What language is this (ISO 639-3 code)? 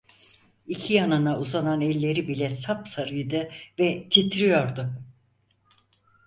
tur